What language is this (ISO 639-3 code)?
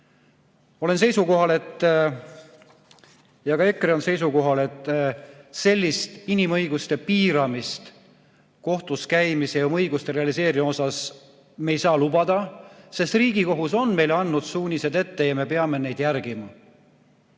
est